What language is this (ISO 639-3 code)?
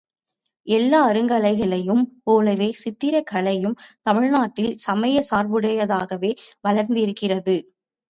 tam